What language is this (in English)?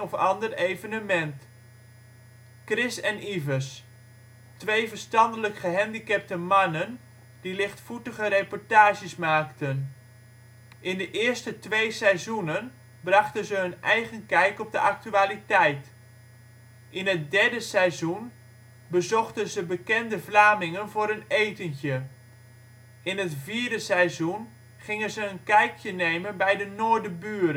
Dutch